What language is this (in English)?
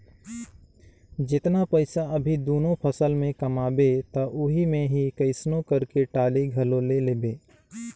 Chhattisgarhi